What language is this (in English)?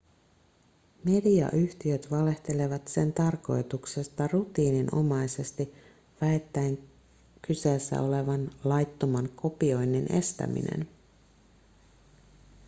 Finnish